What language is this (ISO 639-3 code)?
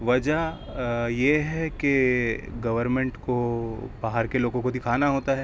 urd